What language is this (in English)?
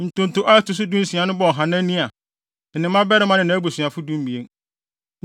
Akan